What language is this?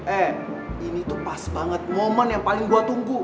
Indonesian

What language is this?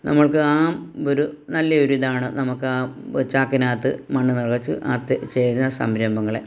Malayalam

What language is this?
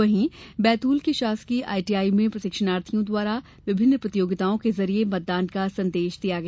Hindi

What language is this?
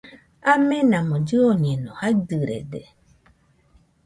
Nüpode Huitoto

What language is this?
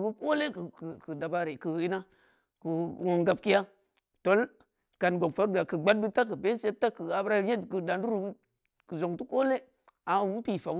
Samba Leko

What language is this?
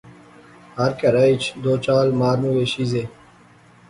Pahari-Potwari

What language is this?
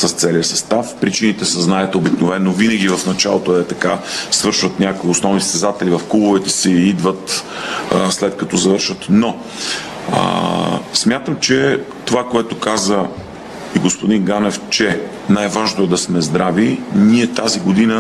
Bulgarian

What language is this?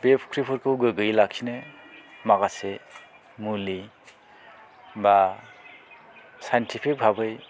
Bodo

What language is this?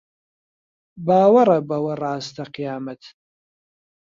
Central Kurdish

